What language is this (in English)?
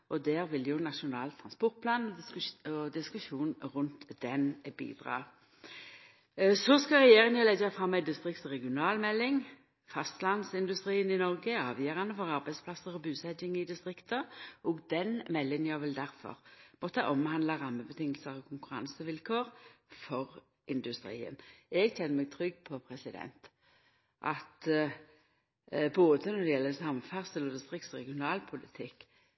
Norwegian Nynorsk